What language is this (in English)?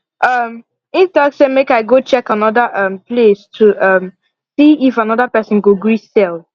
Nigerian Pidgin